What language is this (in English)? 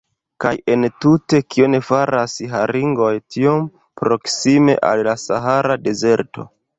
Esperanto